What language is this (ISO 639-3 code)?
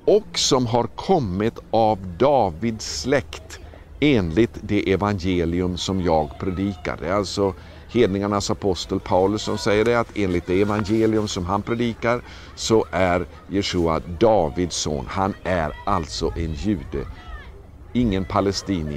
swe